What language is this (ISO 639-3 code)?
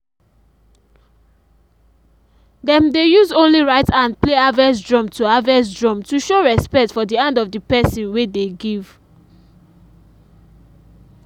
pcm